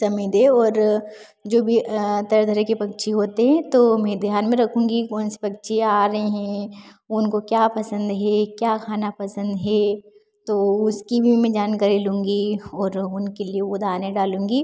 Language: Hindi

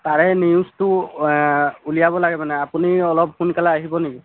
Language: Assamese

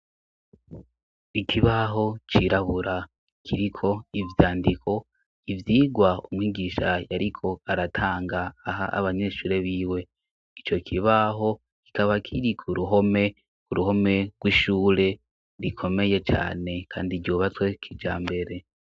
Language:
Rundi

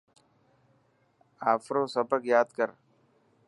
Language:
Dhatki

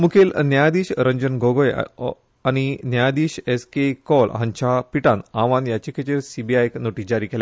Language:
Konkani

